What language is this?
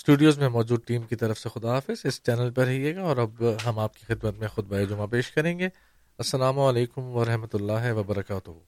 Urdu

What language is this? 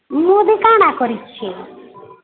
Odia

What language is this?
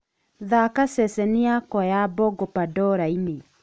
Kikuyu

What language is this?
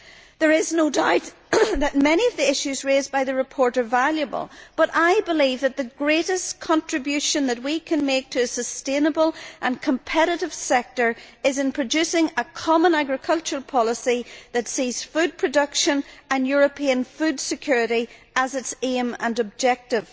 English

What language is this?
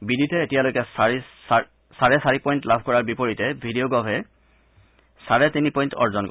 Assamese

